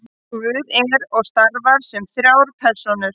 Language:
Icelandic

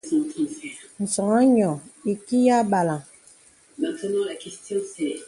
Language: Bebele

